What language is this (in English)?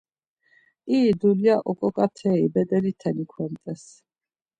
Laz